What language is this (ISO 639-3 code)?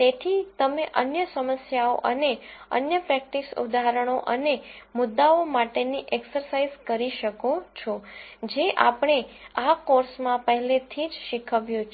guj